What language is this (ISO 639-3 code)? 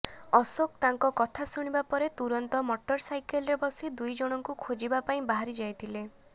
ori